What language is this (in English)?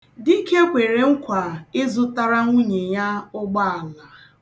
Igbo